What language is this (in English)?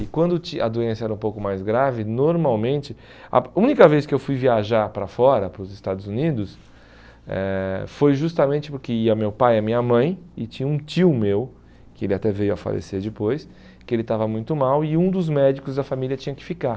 Portuguese